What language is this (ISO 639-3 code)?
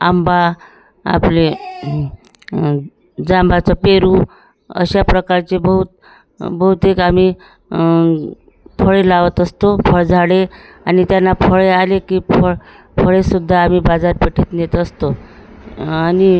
mar